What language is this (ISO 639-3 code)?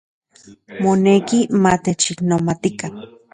ncx